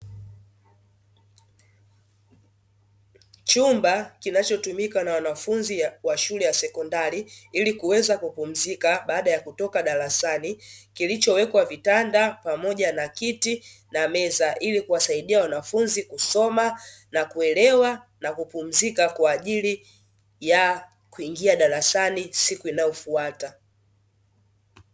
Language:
Swahili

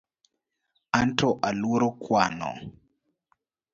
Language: Luo (Kenya and Tanzania)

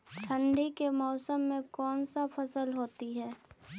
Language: Magahi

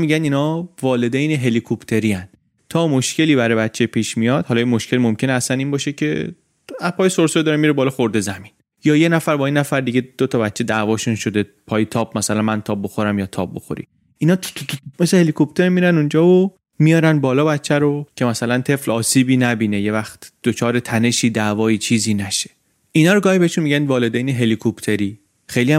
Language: Persian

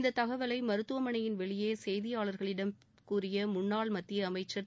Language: Tamil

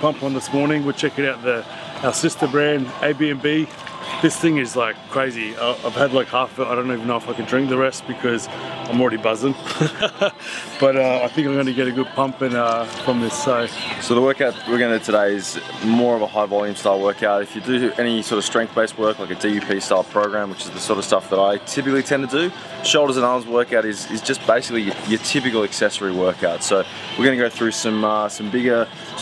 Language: English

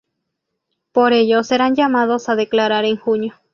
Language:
Spanish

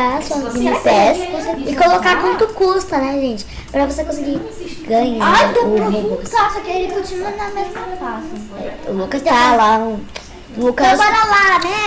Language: Portuguese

